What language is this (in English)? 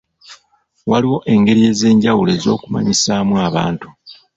Ganda